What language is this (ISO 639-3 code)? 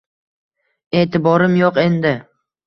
uzb